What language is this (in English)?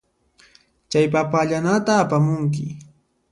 Puno Quechua